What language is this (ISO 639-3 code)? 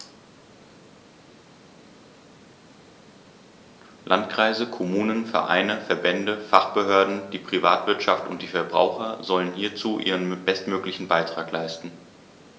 deu